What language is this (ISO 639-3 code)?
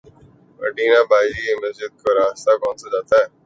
urd